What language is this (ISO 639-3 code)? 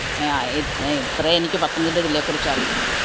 mal